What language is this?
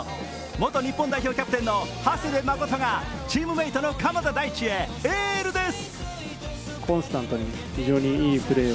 Japanese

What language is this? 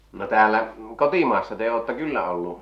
Finnish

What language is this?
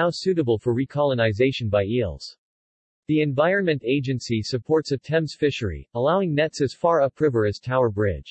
English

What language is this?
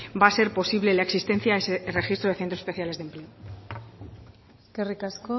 Spanish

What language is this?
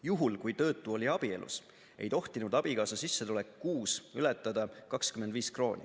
Estonian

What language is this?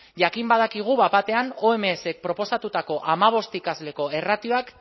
Basque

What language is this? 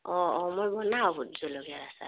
Assamese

